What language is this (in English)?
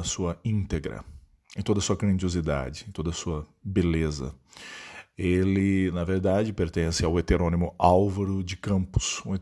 Portuguese